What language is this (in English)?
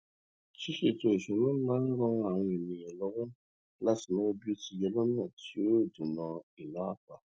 Yoruba